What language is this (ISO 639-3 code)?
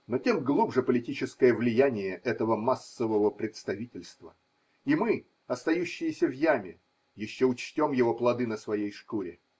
rus